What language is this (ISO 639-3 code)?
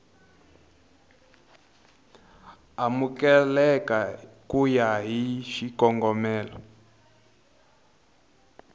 tso